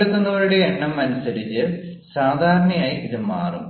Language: Malayalam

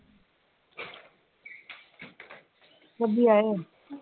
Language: Punjabi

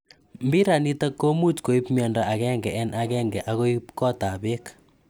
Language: Kalenjin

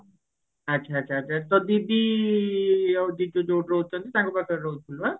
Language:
Odia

